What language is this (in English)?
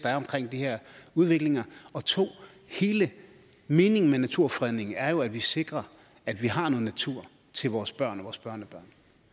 Danish